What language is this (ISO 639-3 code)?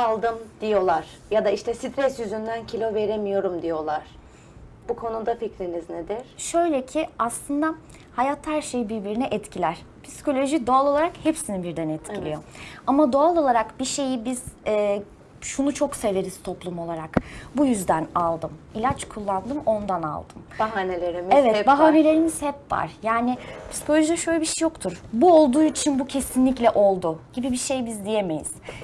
tur